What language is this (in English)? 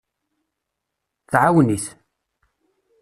Kabyle